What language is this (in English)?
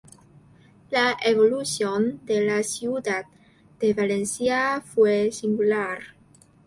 Spanish